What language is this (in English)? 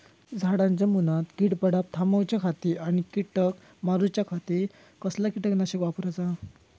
Marathi